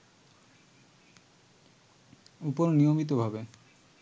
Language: Bangla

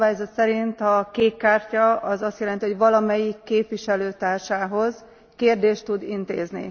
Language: Hungarian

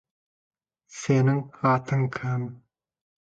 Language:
Kazakh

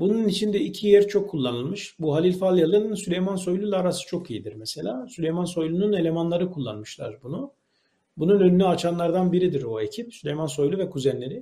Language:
Turkish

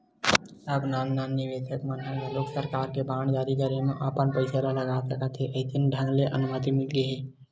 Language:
Chhattisgarhi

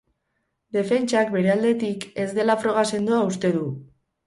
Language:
Basque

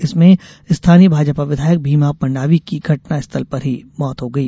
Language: Hindi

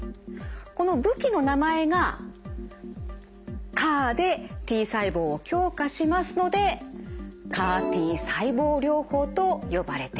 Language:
Japanese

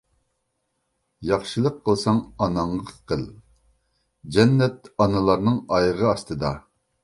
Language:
Uyghur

